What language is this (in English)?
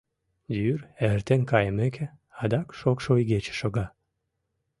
Mari